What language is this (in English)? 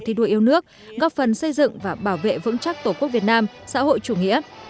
Vietnamese